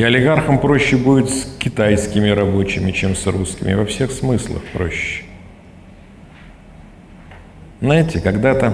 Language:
Russian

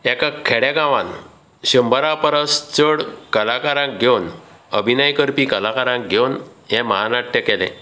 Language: Konkani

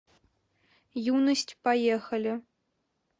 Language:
Russian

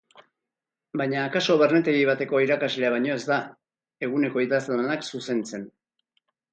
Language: Basque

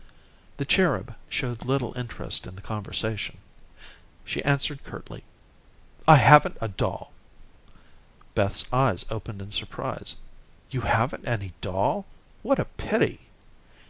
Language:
English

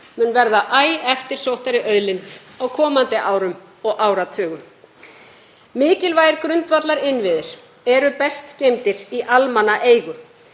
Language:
Icelandic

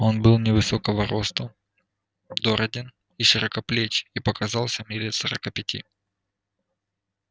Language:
Russian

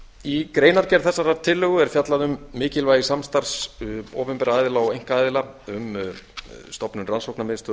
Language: Icelandic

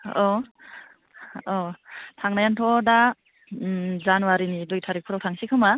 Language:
Bodo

